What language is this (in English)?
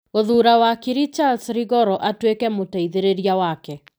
Kikuyu